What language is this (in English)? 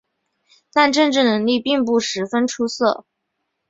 Chinese